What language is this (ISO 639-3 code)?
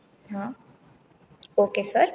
guj